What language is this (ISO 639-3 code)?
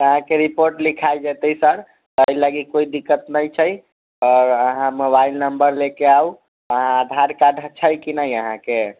mai